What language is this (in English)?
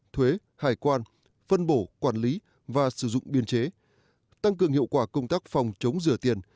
Vietnamese